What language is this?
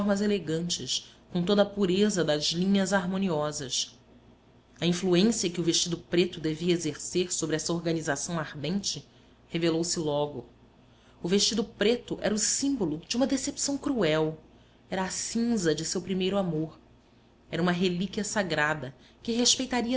Portuguese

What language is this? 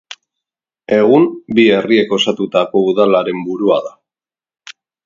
Basque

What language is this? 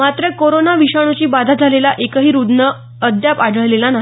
Marathi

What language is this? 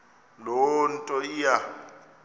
Xhosa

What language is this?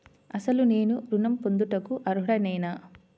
Telugu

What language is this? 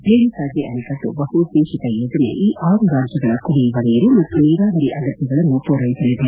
Kannada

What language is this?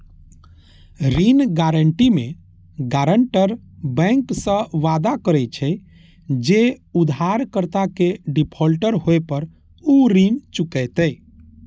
Maithili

